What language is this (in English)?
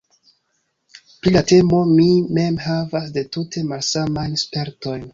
Esperanto